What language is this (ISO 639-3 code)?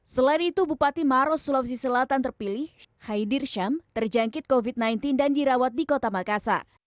ind